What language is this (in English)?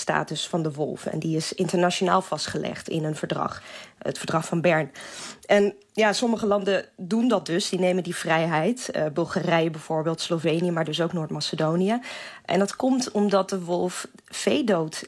Dutch